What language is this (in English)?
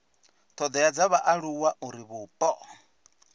Venda